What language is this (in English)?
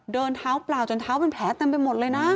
Thai